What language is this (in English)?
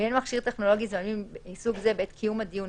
Hebrew